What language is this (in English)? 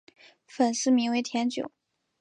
Chinese